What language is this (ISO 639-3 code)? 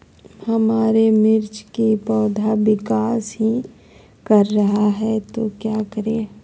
mag